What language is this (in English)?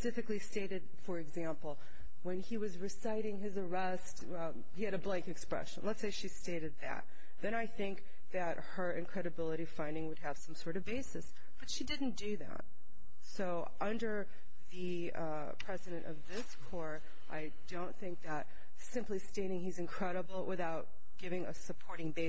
English